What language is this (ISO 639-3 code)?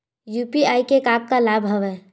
hne